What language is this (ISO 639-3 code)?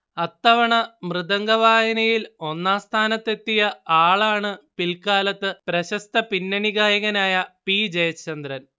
mal